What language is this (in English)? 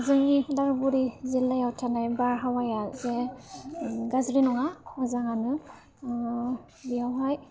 Bodo